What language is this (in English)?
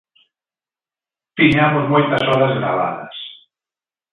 Galician